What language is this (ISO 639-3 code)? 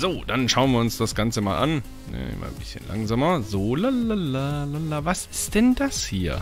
deu